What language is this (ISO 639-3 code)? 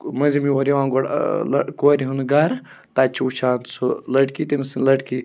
kas